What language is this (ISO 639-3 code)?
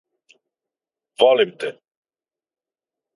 srp